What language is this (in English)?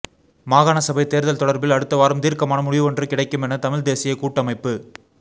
Tamil